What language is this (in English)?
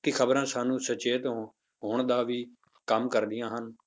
Punjabi